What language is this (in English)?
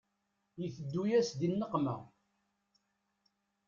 Kabyle